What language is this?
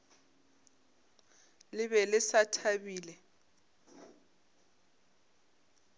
Northern Sotho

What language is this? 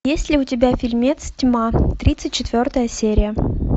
Russian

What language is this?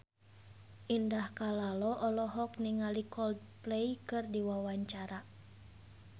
Sundanese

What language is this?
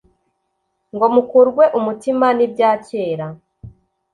Kinyarwanda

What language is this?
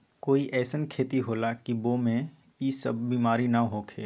Magahi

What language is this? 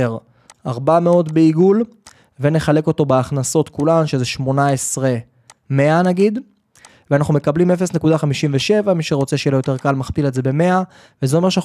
Hebrew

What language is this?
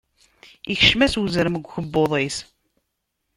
Kabyle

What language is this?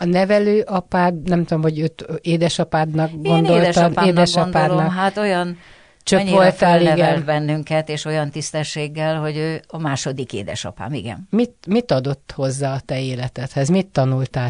Hungarian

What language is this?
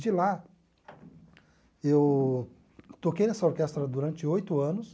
Portuguese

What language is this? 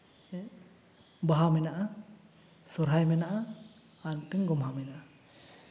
Santali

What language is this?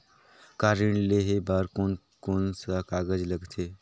Chhattisgarhi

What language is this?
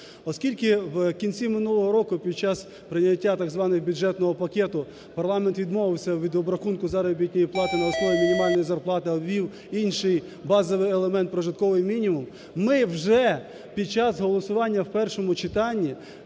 Ukrainian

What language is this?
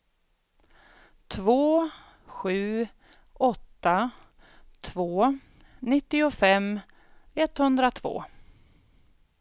Swedish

